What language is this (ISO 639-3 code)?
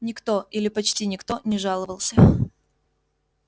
rus